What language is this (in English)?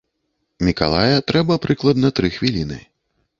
Belarusian